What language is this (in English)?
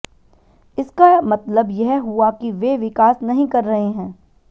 Hindi